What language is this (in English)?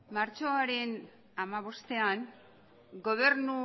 Basque